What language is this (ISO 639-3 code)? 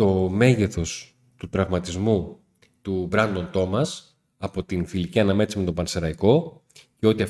ell